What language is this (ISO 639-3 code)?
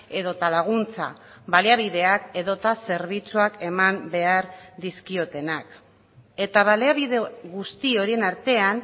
eus